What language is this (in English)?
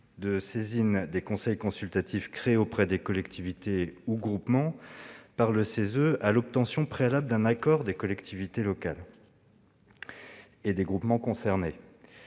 French